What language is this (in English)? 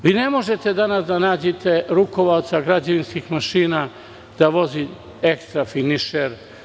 Serbian